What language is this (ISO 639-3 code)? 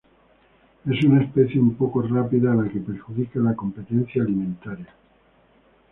spa